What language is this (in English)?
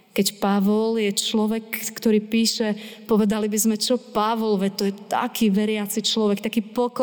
Slovak